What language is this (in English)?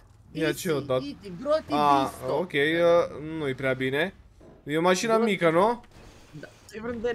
Romanian